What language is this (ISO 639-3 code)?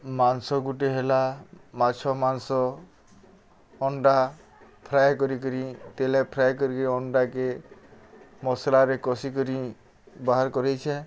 ori